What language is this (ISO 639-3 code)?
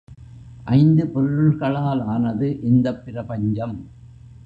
tam